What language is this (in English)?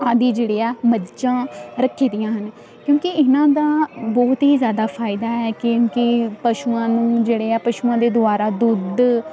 Punjabi